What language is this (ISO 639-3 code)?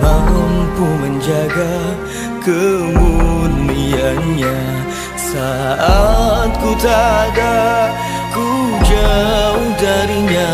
ind